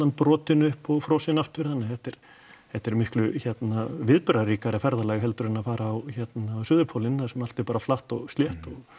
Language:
Icelandic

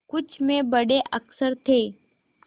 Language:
Hindi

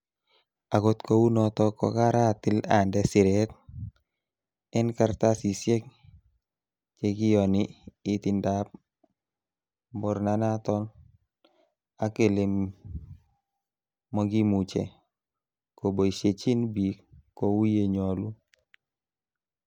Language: Kalenjin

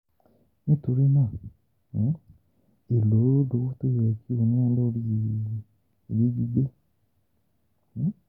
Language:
Yoruba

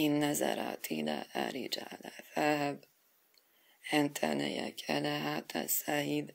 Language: Persian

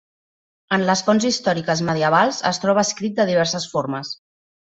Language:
Catalan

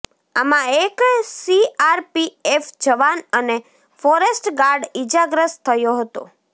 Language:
Gujarati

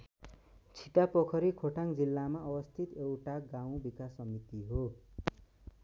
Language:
Nepali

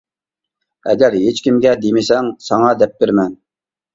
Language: Uyghur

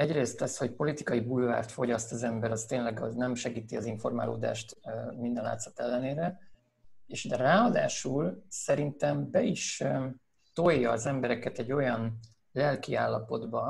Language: Hungarian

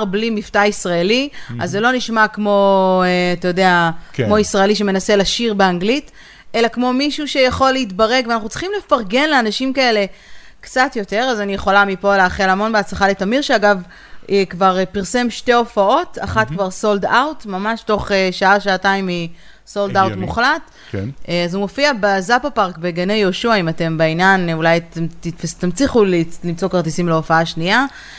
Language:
Hebrew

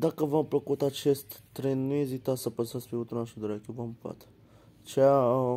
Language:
Romanian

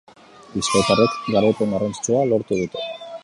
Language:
Basque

